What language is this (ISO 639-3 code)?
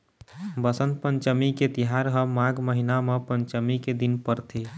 hne